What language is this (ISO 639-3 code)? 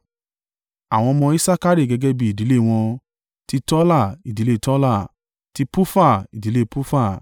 yor